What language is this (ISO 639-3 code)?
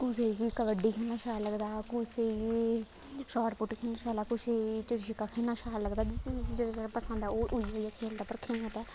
doi